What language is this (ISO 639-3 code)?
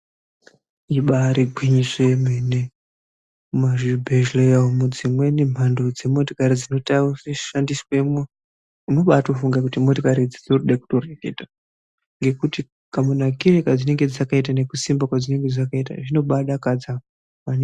ndc